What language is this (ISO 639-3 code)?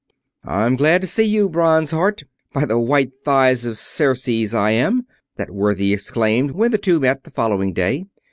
eng